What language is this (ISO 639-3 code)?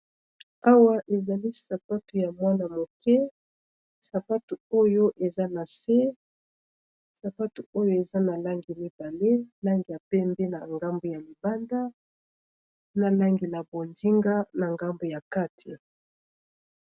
lin